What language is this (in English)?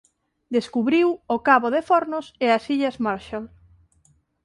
Galician